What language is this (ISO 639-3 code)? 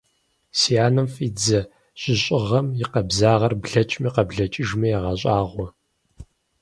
kbd